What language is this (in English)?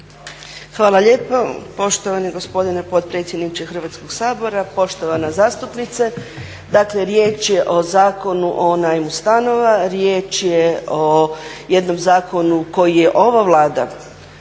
Croatian